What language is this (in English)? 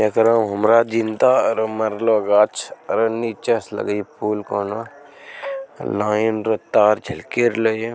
Magahi